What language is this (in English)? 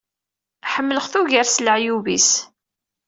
Kabyle